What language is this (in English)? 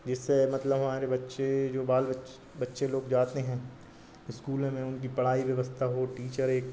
Hindi